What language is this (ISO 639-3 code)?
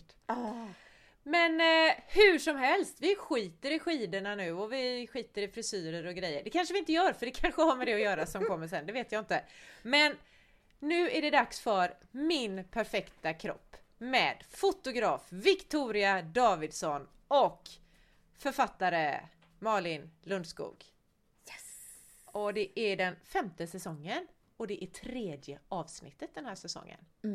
swe